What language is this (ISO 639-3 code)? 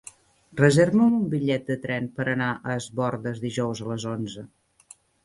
cat